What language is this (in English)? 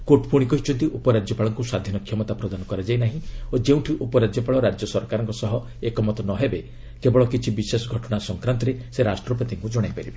Odia